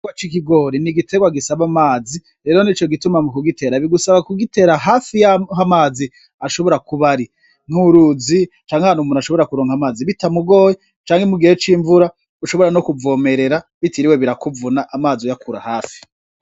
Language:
Rundi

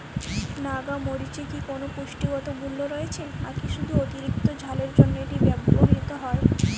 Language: Bangla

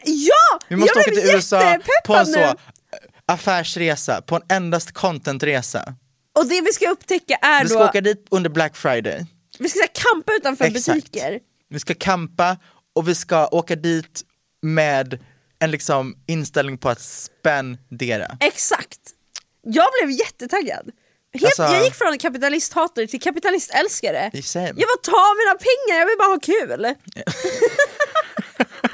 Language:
Swedish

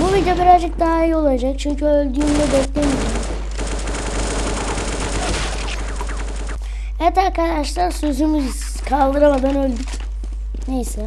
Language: Turkish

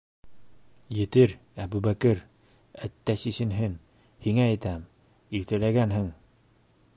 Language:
Bashkir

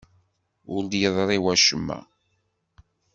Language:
Kabyle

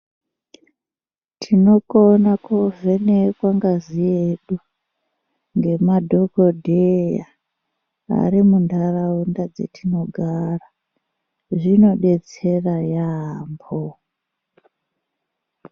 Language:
Ndau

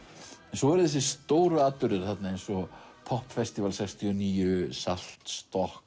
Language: Icelandic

